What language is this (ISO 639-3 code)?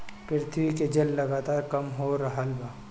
bho